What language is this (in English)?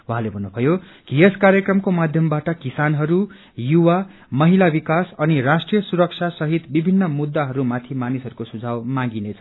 Nepali